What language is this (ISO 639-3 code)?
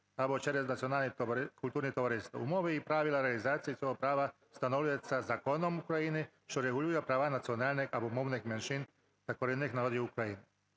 ukr